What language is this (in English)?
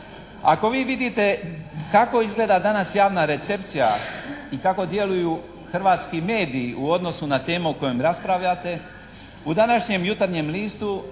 Croatian